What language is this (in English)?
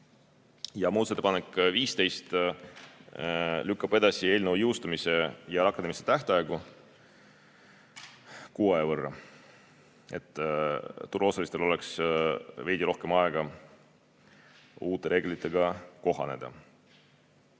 Estonian